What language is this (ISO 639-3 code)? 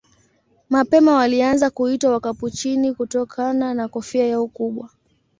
swa